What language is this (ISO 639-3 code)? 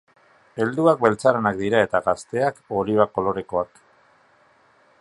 eus